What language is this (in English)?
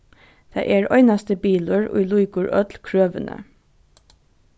Faroese